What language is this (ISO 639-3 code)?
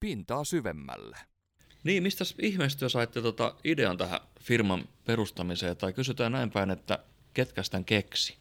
fin